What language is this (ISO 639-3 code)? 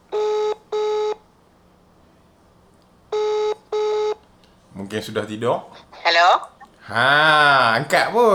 msa